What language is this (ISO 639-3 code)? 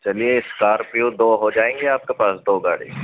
urd